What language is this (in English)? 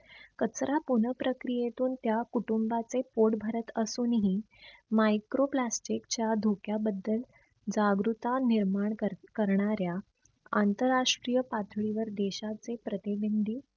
Marathi